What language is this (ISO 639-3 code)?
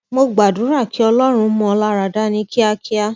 yor